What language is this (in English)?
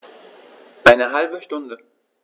German